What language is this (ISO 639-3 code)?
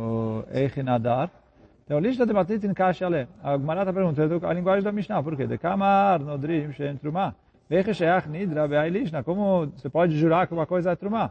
por